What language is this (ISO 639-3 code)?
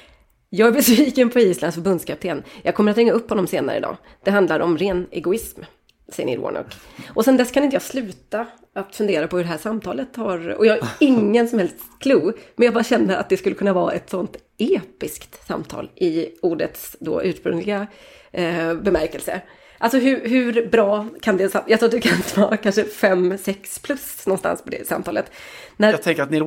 swe